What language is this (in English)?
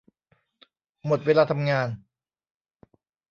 Thai